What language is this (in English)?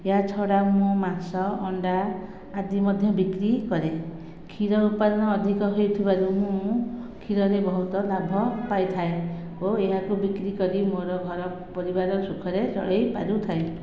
Odia